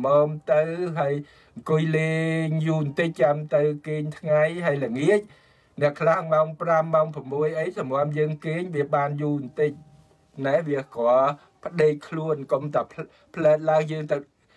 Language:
Thai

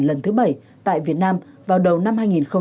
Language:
Vietnamese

